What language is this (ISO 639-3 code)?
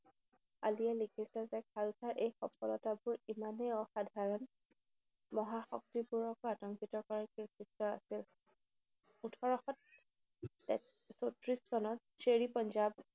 asm